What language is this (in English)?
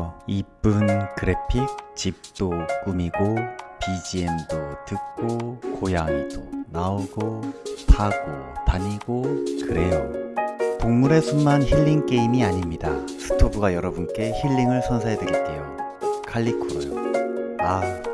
Korean